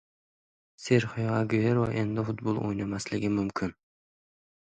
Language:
Uzbek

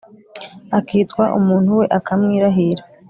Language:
Kinyarwanda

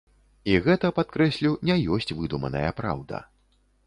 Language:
Belarusian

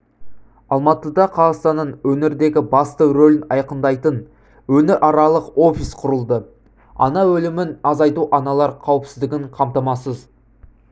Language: Kazakh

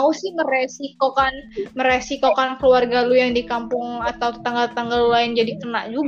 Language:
Indonesian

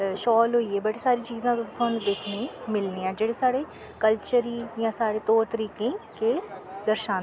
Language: Dogri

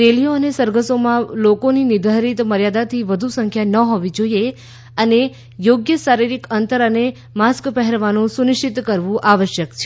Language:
Gujarati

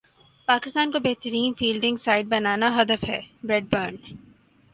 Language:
Urdu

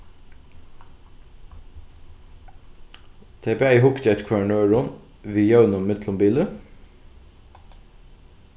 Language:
Faroese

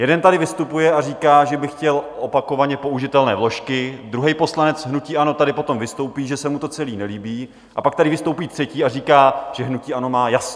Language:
Czech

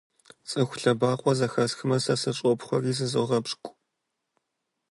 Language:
Kabardian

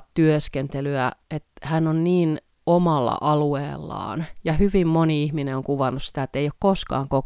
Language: Finnish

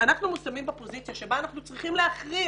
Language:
Hebrew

